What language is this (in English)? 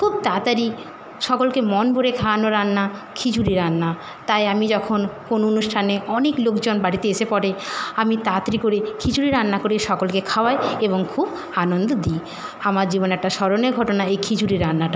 Bangla